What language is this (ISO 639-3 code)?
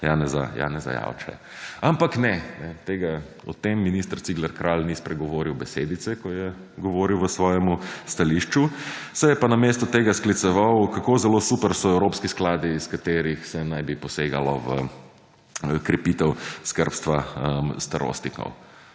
slv